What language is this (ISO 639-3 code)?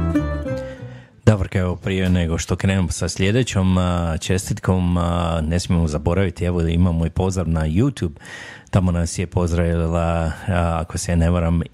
hrv